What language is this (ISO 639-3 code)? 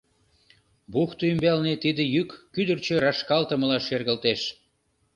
chm